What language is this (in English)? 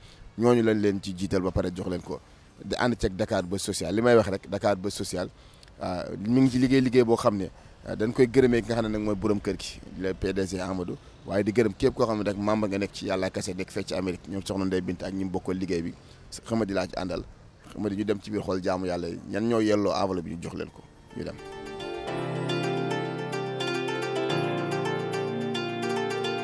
Arabic